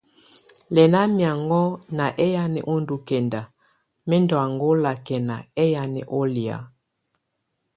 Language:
Tunen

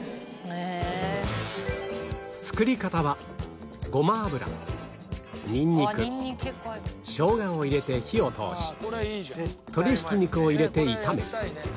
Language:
Japanese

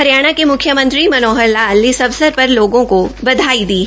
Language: Hindi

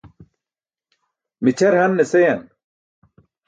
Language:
Burushaski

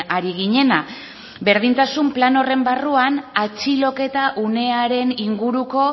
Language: Basque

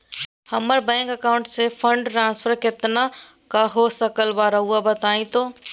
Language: Magahi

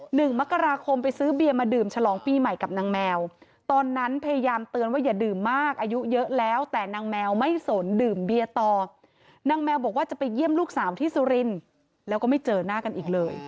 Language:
Thai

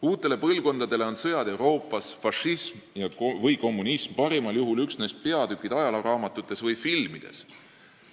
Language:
Estonian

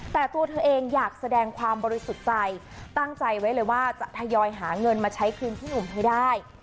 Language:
Thai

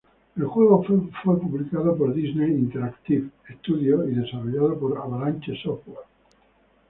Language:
Spanish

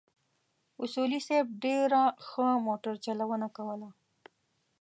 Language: Pashto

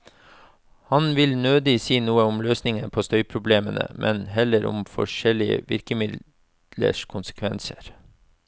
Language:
Norwegian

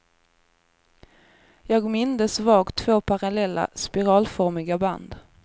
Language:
Swedish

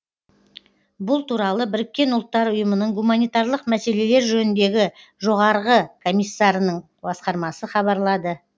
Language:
Kazakh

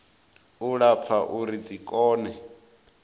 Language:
Venda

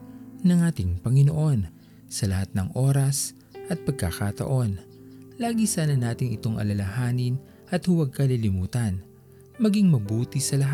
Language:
Filipino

